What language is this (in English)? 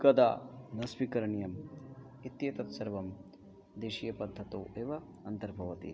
Sanskrit